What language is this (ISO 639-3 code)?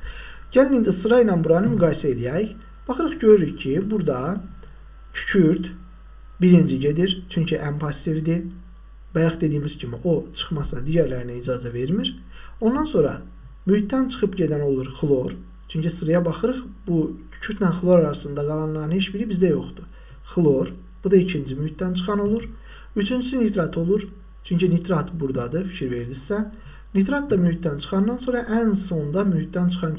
tur